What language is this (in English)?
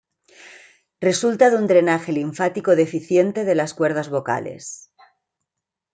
Spanish